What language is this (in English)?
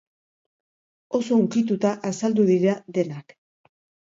Basque